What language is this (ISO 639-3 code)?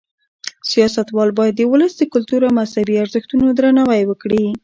pus